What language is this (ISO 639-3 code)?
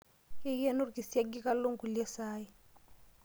mas